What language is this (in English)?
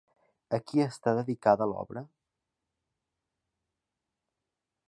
Catalan